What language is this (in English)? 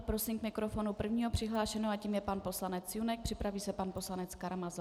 Czech